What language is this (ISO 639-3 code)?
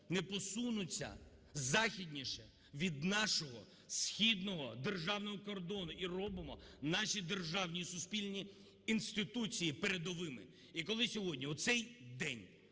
ukr